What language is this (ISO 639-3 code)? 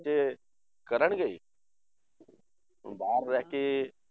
pan